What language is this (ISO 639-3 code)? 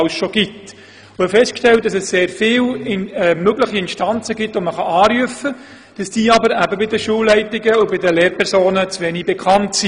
gsw